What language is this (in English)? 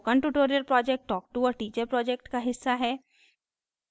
Hindi